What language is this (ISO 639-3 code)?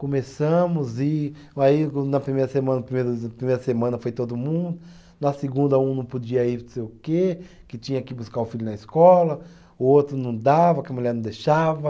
por